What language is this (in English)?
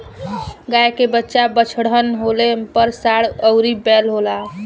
Bhojpuri